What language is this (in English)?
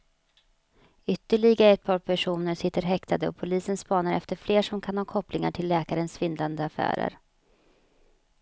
Swedish